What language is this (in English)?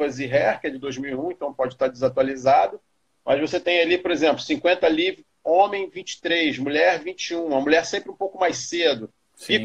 Portuguese